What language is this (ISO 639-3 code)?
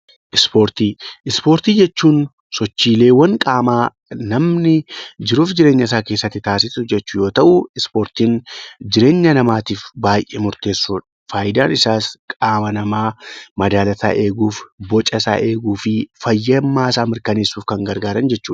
orm